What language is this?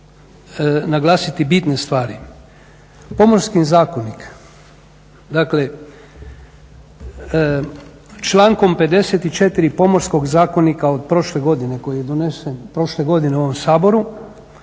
Croatian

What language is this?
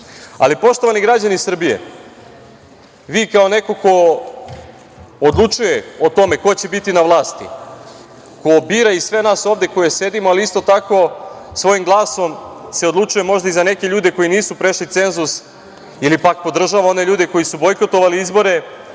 Serbian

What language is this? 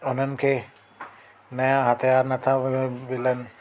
Sindhi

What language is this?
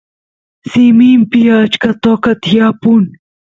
Santiago del Estero Quichua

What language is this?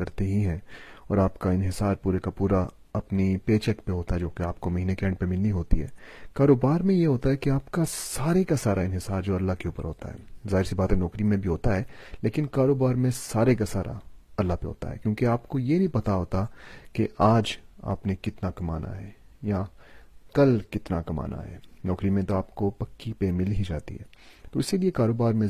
Urdu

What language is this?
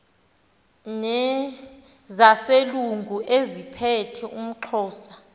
Xhosa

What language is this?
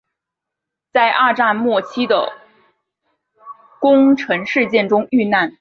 Chinese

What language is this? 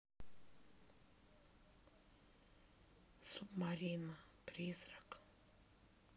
Russian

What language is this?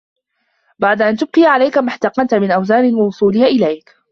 Arabic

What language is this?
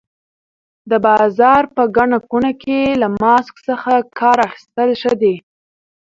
Pashto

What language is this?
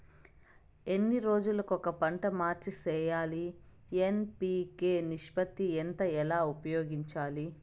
Telugu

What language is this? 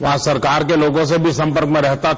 Hindi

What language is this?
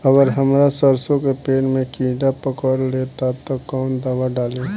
Bhojpuri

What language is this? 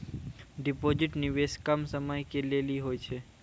Maithili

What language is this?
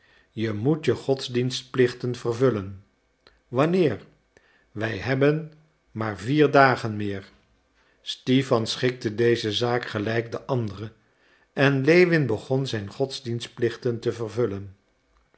Dutch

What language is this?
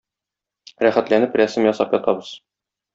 Tatar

